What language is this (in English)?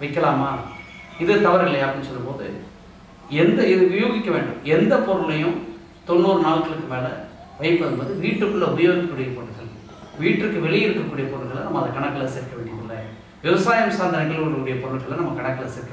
Hindi